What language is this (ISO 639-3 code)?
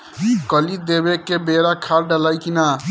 bho